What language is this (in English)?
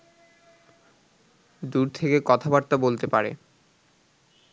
Bangla